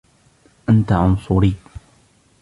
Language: Arabic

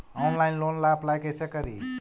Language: Magahi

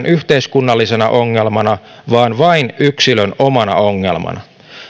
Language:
Finnish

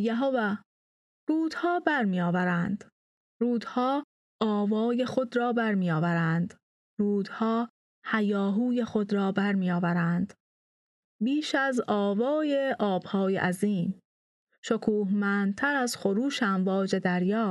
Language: Persian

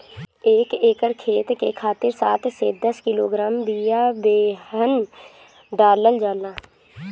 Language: Bhojpuri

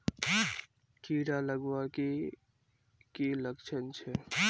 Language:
Magahi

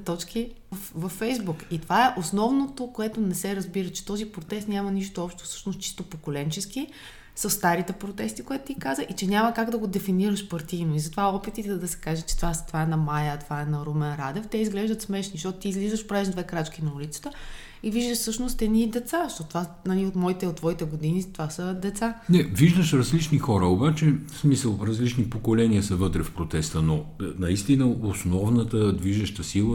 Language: Bulgarian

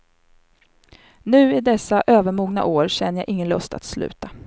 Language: Swedish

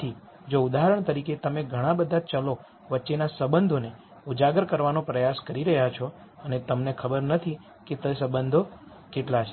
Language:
Gujarati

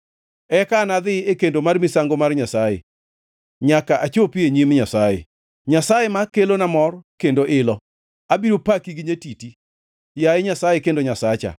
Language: Luo (Kenya and Tanzania)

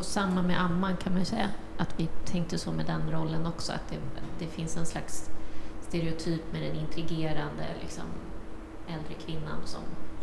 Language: Swedish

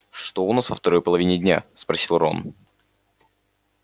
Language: Russian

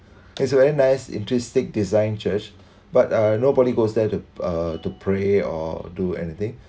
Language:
English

